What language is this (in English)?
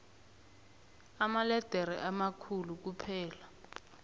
South Ndebele